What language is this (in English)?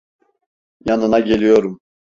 Turkish